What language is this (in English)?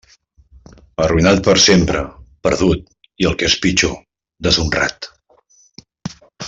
Catalan